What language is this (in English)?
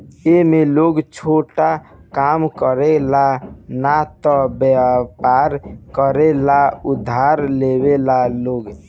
Bhojpuri